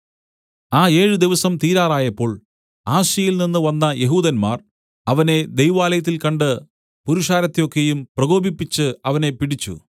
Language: Malayalam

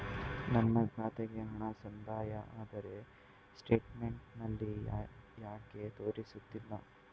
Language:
Kannada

